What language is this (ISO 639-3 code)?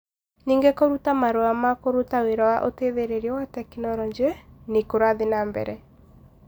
kik